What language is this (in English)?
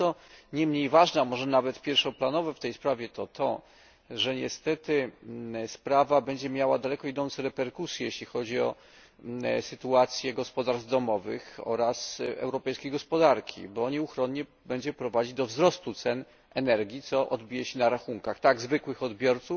Polish